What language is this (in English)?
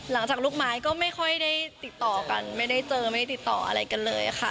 Thai